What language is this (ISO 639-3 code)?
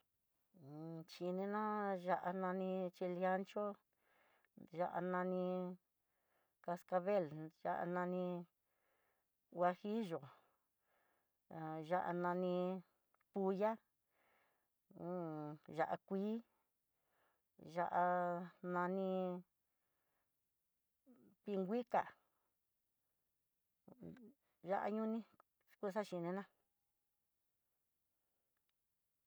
mtx